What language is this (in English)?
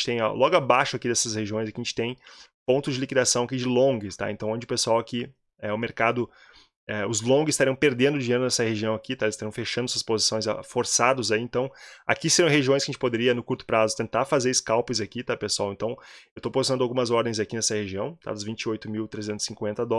Portuguese